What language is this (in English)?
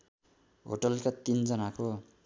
Nepali